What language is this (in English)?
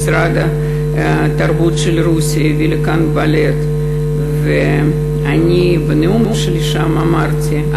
Hebrew